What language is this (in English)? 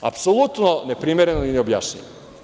Serbian